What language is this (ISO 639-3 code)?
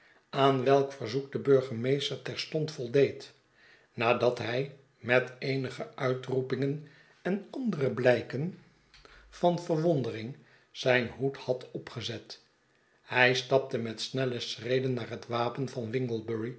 nld